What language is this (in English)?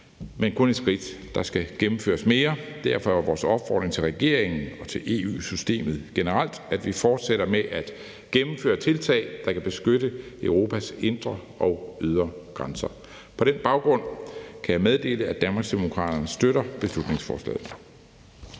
Danish